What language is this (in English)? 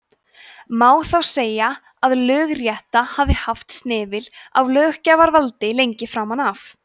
Icelandic